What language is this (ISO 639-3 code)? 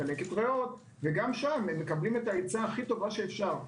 heb